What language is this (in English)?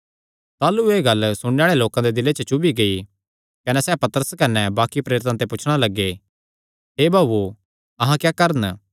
Kangri